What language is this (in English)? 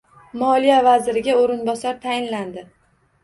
Uzbek